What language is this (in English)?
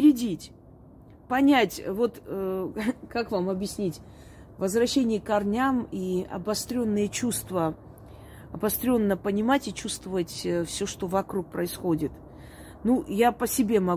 Russian